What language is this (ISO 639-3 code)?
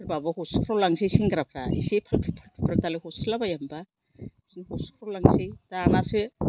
brx